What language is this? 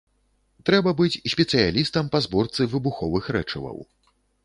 Belarusian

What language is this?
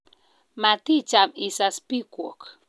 Kalenjin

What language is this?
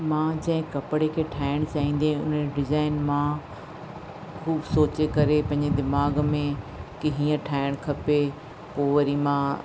Sindhi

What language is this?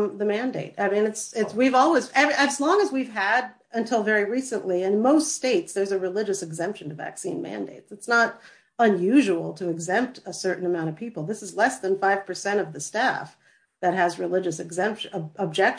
English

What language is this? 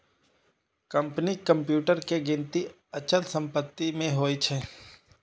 Maithili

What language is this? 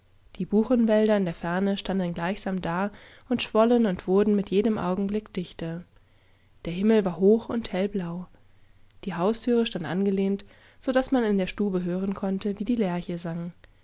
German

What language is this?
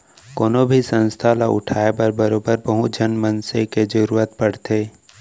Chhattisgarhi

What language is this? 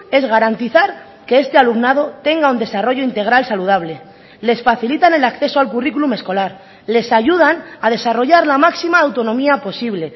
Spanish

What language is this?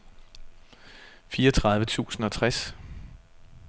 Danish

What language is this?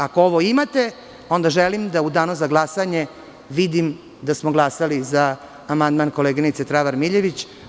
Serbian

